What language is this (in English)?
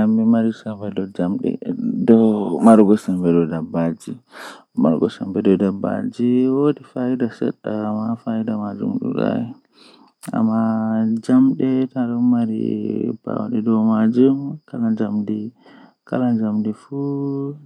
Western Niger Fulfulde